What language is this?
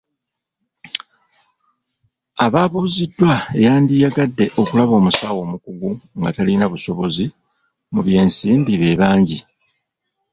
Ganda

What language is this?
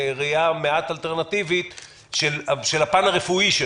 Hebrew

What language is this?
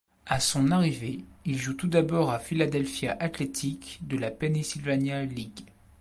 French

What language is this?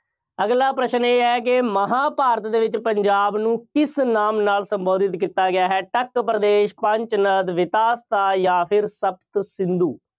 Punjabi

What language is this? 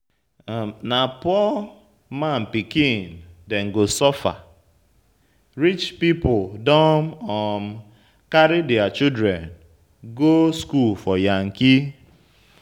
Nigerian Pidgin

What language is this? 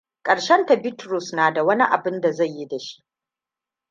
Hausa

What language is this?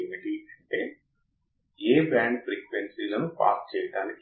Telugu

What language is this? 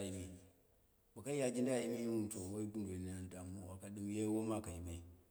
Dera (Nigeria)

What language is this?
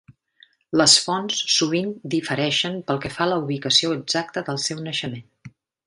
Catalan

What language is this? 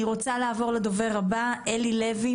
Hebrew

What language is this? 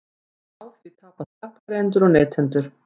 Icelandic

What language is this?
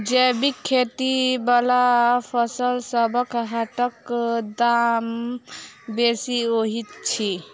Maithili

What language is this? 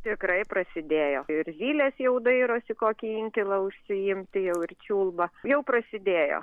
Lithuanian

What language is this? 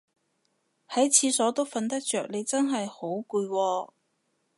Cantonese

